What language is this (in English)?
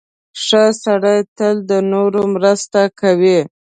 Pashto